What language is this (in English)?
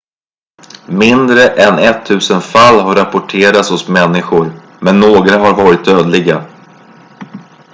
Swedish